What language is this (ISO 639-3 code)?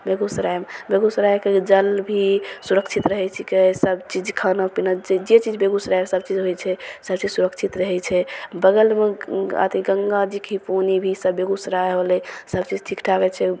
mai